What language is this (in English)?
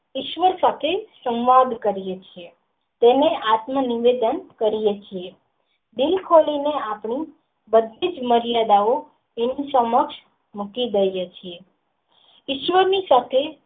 Gujarati